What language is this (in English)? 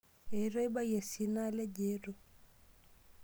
Masai